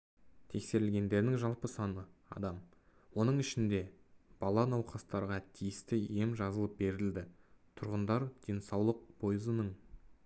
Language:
Kazakh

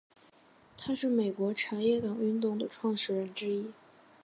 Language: Chinese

